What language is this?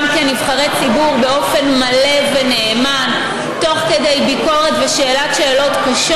Hebrew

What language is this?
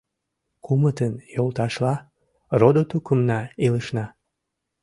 Mari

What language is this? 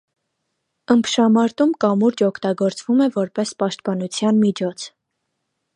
Armenian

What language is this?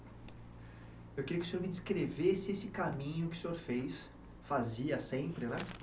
Portuguese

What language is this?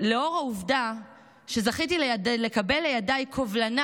Hebrew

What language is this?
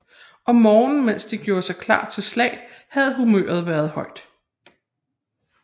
Danish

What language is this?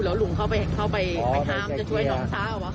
Thai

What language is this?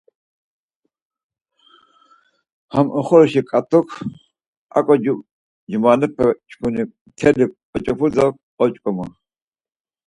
Laz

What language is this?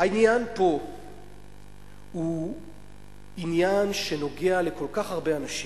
Hebrew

